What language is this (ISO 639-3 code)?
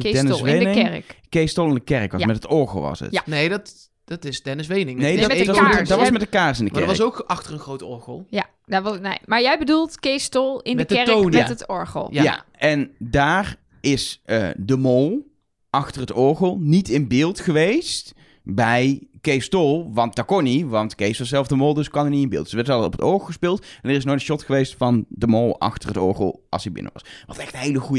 nld